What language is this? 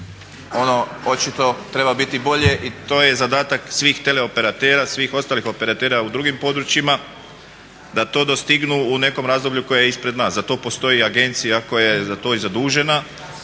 Croatian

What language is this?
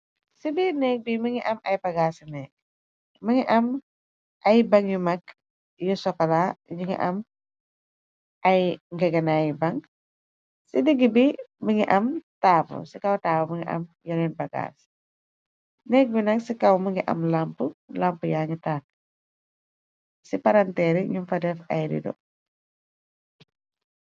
Wolof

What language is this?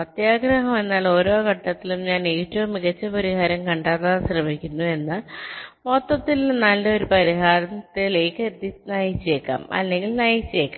Malayalam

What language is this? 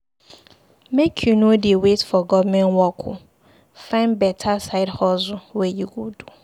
Nigerian Pidgin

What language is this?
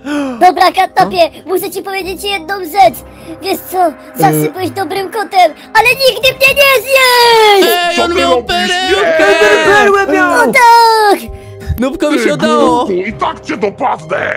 Polish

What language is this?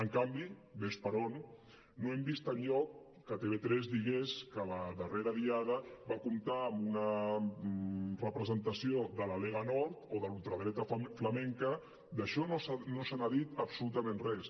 Catalan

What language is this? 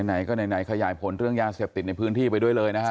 Thai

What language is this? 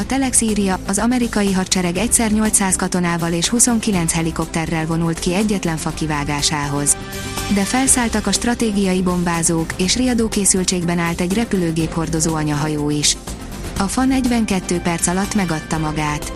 Hungarian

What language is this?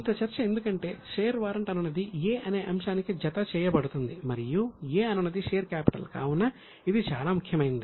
Telugu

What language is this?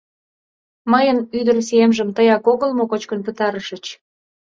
Mari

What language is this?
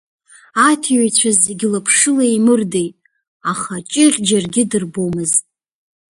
Abkhazian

